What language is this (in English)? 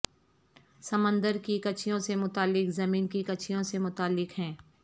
Urdu